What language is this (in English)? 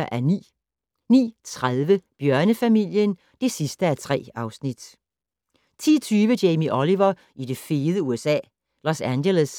Danish